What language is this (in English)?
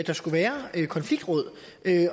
Danish